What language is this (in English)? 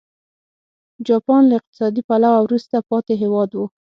Pashto